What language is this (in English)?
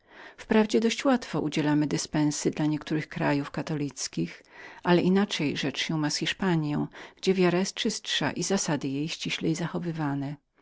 Polish